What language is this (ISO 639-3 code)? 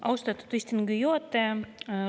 est